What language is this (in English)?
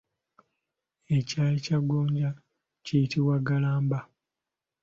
Ganda